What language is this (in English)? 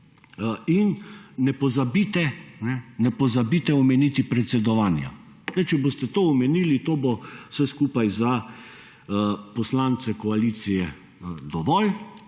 Slovenian